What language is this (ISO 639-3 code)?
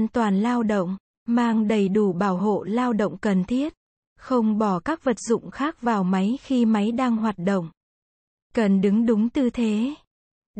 vie